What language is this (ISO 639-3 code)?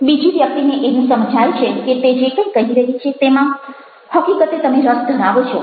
guj